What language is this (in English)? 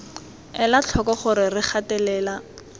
Tswana